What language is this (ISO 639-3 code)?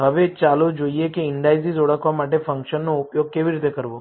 guj